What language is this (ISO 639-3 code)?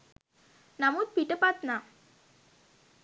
sin